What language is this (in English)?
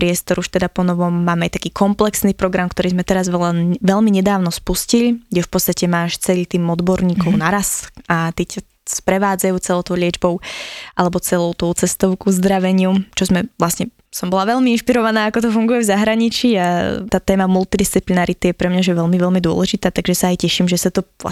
Slovak